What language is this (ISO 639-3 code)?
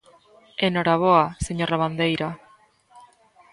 glg